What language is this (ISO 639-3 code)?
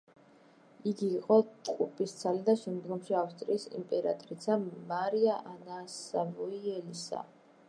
kat